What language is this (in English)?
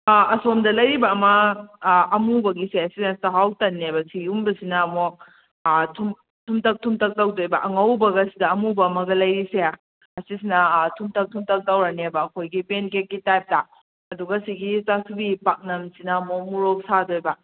Manipuri